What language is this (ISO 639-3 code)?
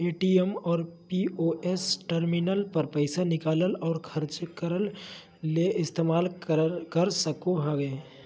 mag